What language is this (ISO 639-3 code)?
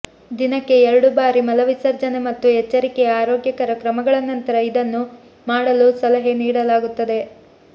kan